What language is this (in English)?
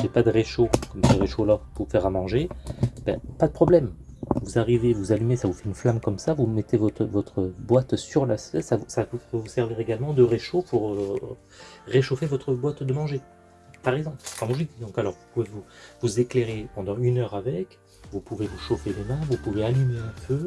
French